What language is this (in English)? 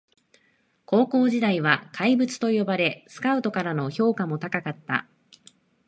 Japanese